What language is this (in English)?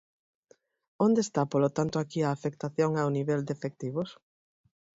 Galician